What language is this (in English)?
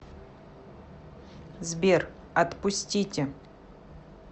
Russian